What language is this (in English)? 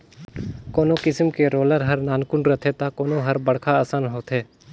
Chhattisgarhi